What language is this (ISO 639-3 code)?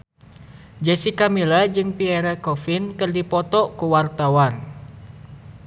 sun